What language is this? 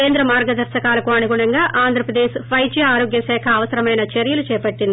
Telugu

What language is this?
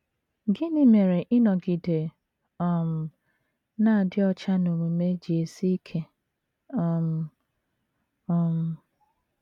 Igbo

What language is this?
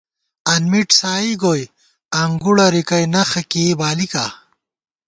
Gawar-Bati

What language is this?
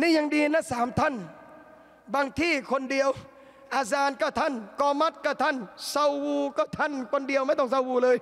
Thai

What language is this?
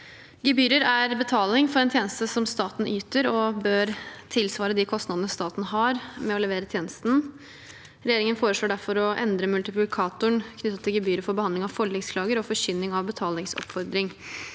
Norwegian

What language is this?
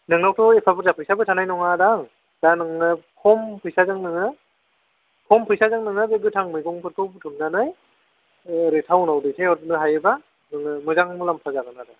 Bodo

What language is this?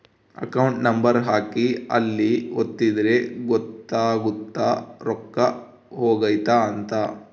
Kannada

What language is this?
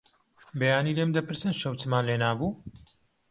Central Kurdish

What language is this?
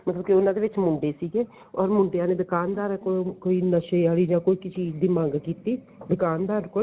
Punjabi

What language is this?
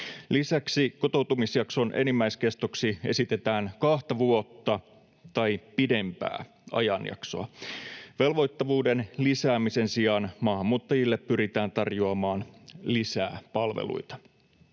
Finnish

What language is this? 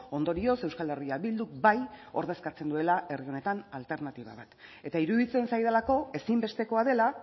Basque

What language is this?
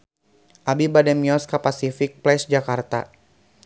Sundanese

